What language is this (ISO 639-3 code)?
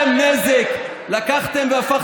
heb